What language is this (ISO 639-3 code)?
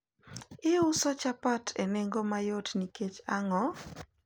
luo